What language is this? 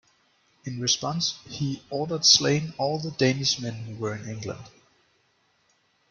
English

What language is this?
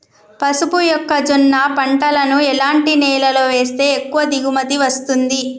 Telugu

